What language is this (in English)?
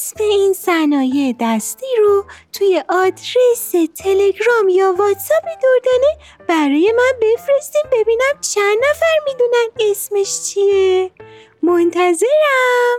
Persian